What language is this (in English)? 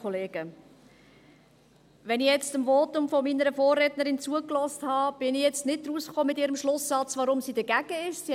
Swiss German